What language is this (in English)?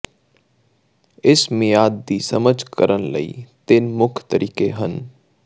Punjabi